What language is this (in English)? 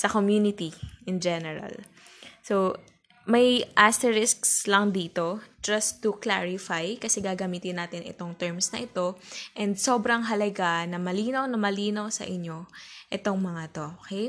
Filipino